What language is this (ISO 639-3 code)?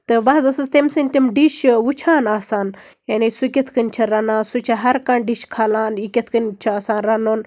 kas